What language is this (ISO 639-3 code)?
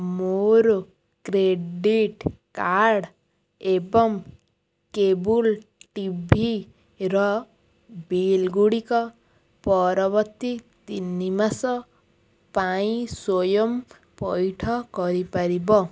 ori